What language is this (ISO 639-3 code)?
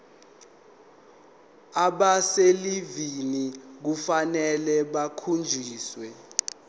zul